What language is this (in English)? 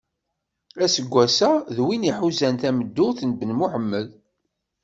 Kabyle